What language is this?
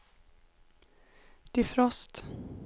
Swedish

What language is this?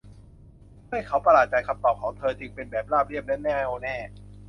Thai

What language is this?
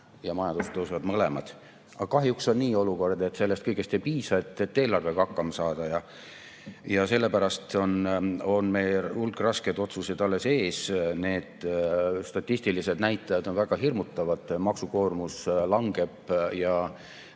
Estonian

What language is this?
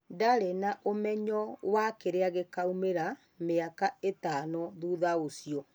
Kikuyu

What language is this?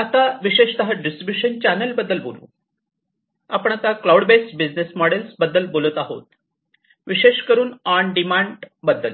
Marathi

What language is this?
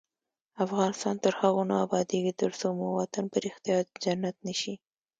Pashto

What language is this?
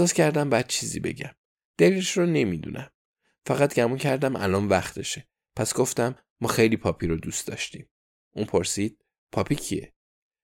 Persian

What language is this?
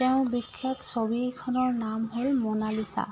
Assamese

